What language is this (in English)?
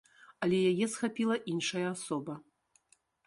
Belarusian